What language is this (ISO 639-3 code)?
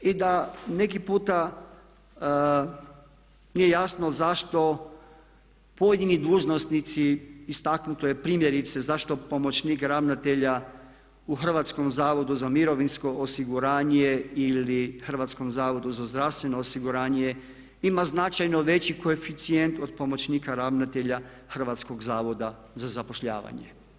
hrv